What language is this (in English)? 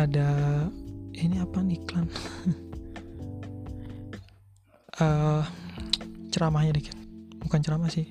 Indonesian